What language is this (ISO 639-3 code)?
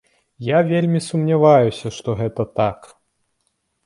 bel